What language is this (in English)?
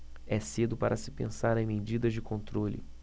Portuguese